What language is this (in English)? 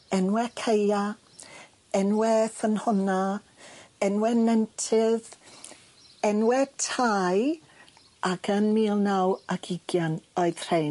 Welsh